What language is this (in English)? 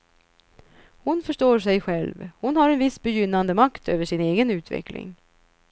Swedish